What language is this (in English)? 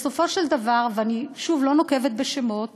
Hebrew